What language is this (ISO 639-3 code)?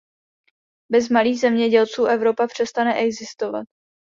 ces